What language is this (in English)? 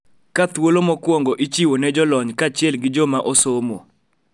Luo (Kenya and Tanzania)